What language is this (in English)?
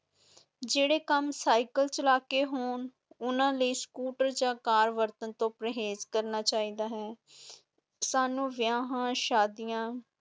Punjabi